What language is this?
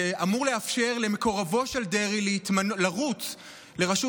Hebrew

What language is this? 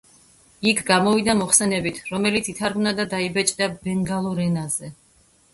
Georgian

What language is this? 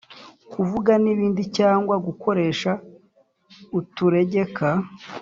Kinyarwanda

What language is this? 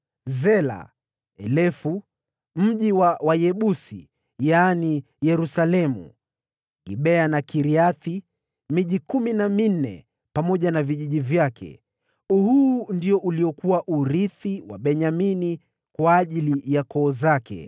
Swahili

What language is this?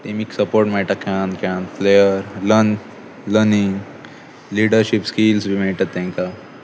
Konkani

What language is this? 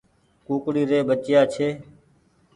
Goaria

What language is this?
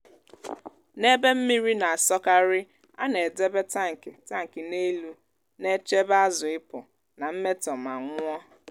Igbo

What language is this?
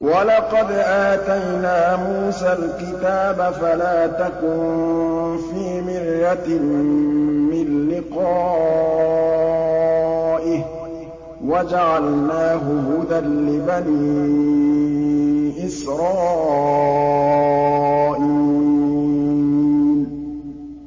Arabic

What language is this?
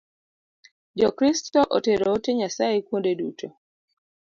Luo (Kenya and Tanzania)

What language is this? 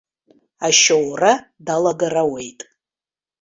Abkhazian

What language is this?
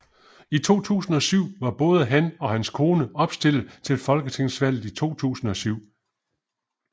Danish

